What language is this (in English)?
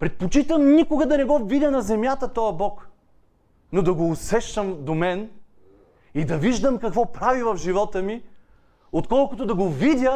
Bulgarian